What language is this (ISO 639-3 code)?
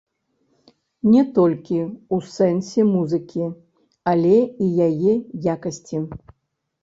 bel